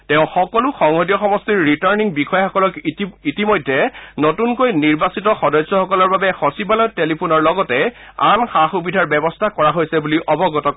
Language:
Assamese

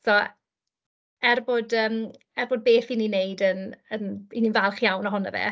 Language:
Welsh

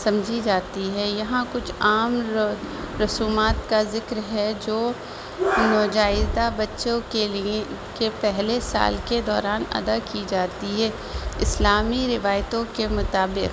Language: Urdu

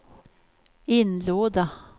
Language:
Swedish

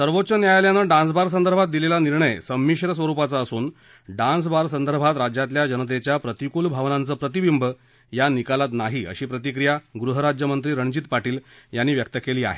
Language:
Marathi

